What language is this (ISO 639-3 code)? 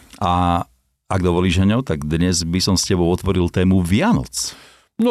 slk